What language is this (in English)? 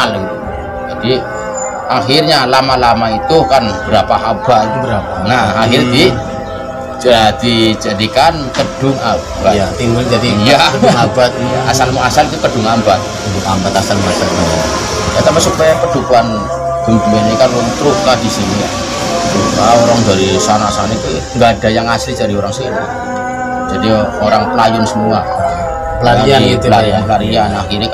Indonesian